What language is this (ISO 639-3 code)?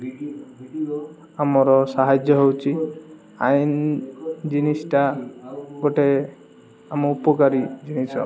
ori